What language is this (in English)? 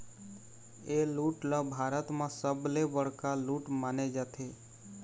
Chhattisgarhi